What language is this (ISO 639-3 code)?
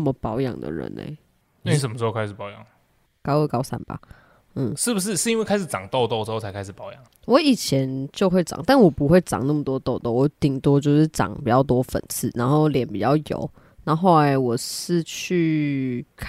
zho